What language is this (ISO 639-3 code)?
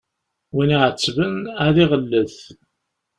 kab